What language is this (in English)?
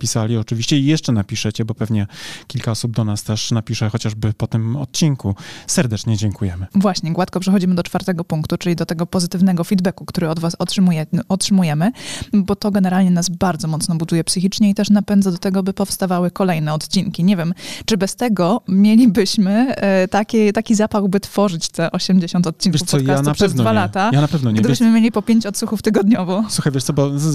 Polish